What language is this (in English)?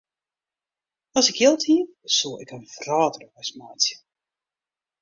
Western Frisian